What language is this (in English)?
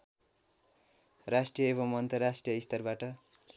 Nepali